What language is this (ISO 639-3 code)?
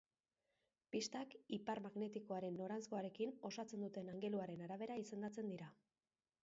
eus